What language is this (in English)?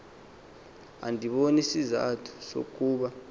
Xhosa